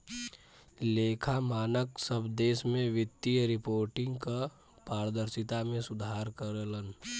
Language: Bhojpuri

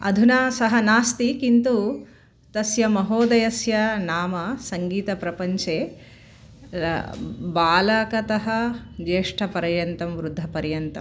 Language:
Sanskrit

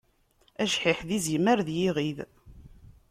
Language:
Kabyle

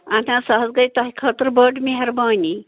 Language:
Kashmiri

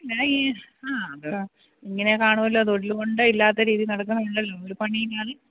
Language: Malayalam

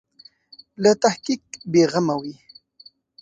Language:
Pashto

